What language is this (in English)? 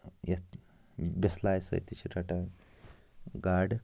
Kashmiri